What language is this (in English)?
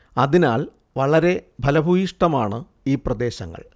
Malayalam